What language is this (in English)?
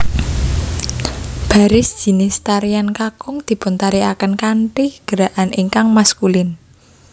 Javanese